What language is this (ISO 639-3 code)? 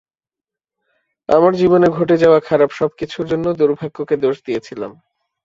ben